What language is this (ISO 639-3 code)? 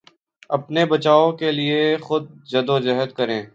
urd